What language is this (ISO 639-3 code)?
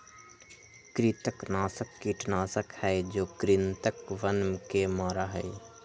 mag